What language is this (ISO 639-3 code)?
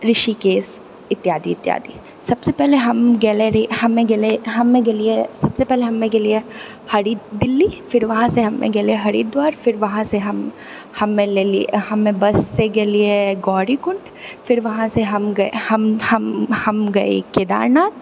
mai